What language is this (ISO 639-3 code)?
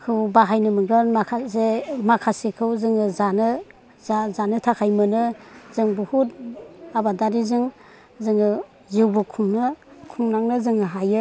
brx